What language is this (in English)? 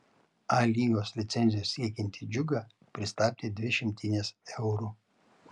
Lithuanian